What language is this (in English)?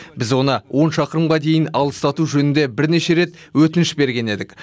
Kazakh